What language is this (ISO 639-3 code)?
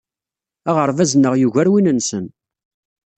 kab